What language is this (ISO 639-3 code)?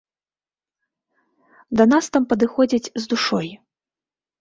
bel